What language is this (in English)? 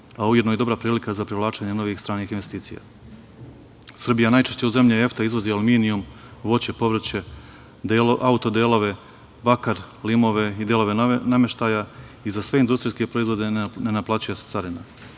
Serbian